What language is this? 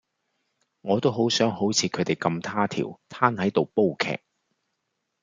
Cantonese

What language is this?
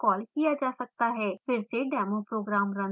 Hindi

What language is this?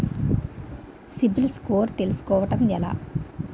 Telugu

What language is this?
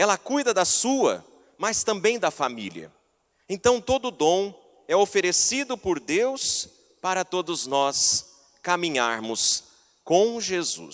Portuguese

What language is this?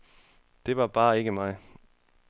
Danish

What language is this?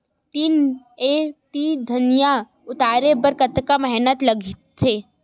Chhattisgarhi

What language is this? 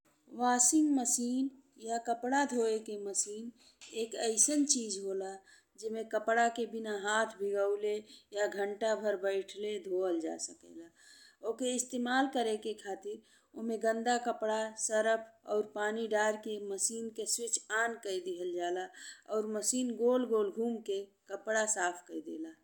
Bhojpuri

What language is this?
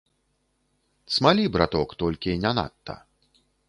Belarusian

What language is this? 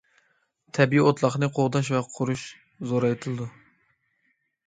Uyghur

